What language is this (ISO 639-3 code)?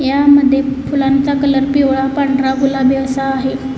mar